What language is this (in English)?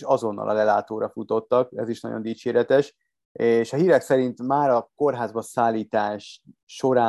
Hungarian